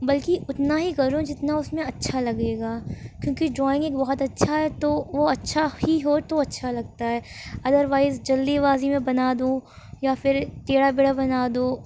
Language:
Urdu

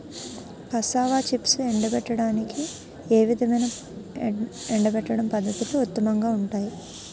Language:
Telugu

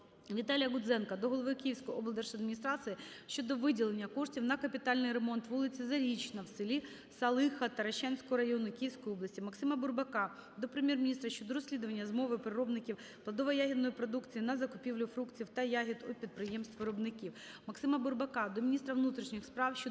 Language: Ukrainian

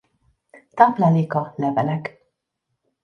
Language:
Hungarian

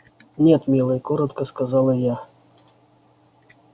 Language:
Russian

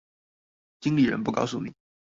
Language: Chinese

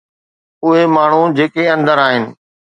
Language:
Sindhi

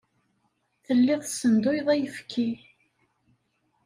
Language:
Kabyle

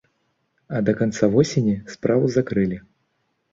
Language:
Belarusian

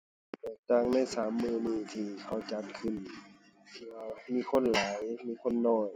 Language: Thai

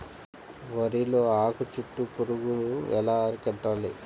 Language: Telugu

